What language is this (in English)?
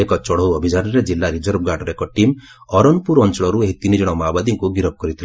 Odia